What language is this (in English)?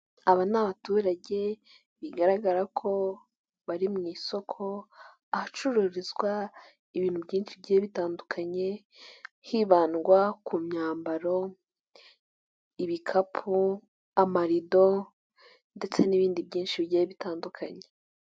Kinyarwanda